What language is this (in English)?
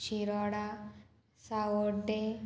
Konkani